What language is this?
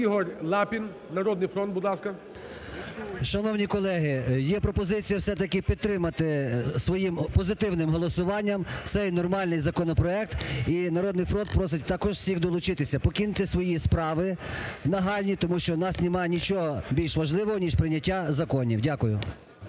Ukrainian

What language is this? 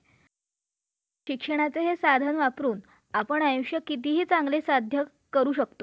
Marathi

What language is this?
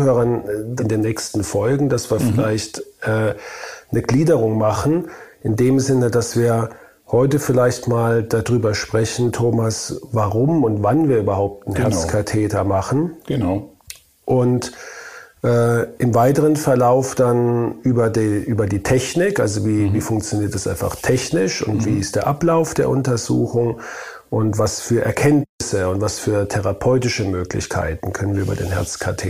German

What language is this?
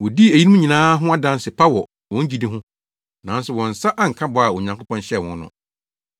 Akan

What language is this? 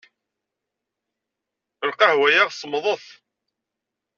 Kabyle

